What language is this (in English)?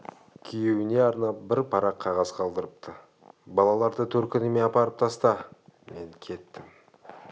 Kazakh